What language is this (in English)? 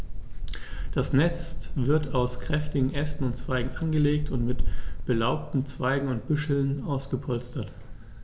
German